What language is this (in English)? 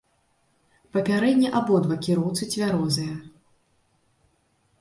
Belarusian